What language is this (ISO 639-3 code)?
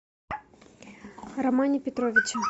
rus